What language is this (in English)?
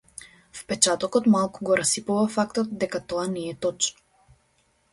Macedonian